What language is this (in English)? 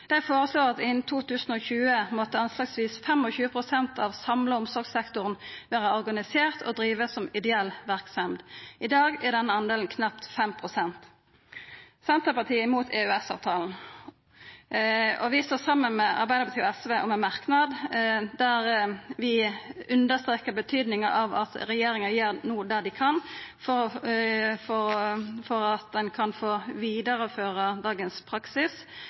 Norwegian Nynorsk